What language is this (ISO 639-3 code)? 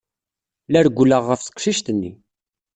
kab